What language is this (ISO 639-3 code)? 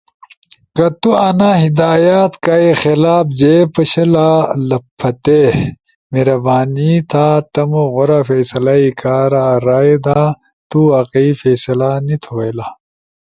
ush